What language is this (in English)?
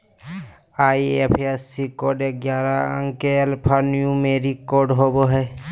Magahi